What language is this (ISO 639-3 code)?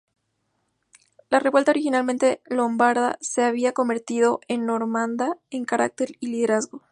spa